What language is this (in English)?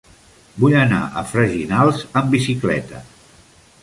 Catalan